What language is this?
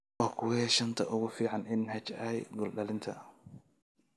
Somali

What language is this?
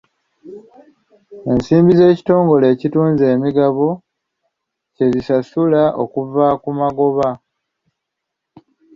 Ganda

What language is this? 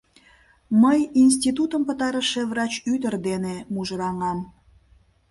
Mari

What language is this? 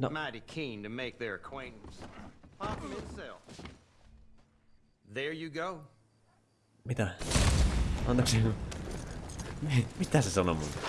Finnish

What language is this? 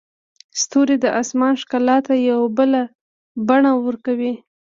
Pashto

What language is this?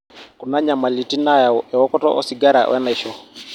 Masai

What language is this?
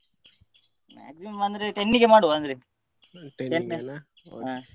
Kannada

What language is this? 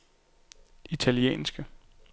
Danish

